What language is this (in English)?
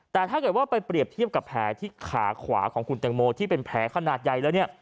Thai